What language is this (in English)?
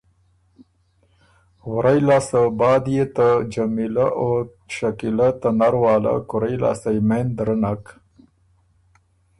Ormuri